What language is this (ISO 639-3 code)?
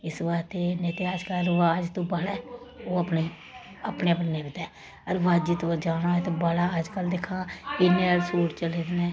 doi